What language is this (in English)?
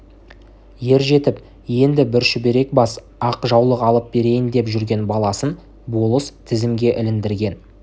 Kazakh